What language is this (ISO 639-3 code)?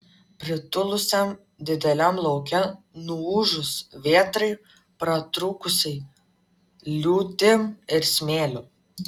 lit